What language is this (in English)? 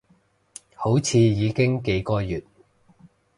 Cantonese